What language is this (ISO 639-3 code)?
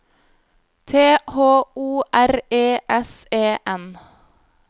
nor